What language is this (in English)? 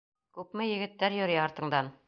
Bashkir